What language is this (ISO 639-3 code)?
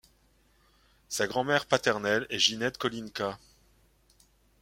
fra